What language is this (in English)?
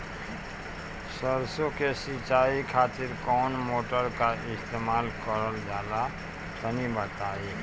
Bhojpuri